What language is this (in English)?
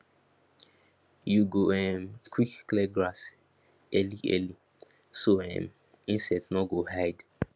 Nigerian Pidgin